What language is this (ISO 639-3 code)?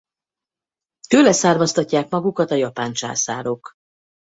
hun